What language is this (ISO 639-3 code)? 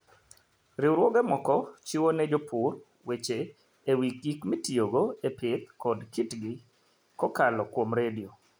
luo